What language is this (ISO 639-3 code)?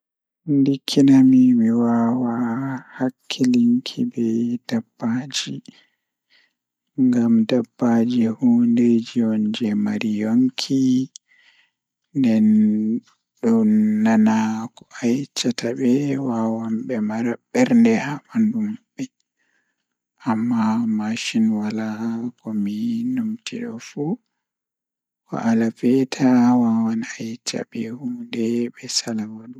ful